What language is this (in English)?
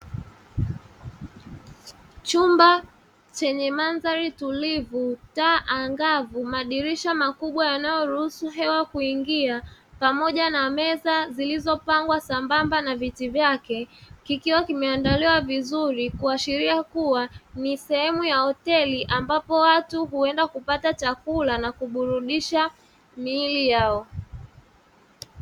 Swahili